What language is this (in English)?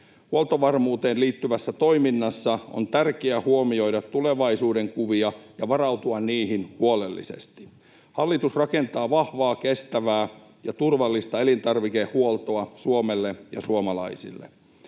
Finnish